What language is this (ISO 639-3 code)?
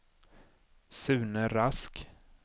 swe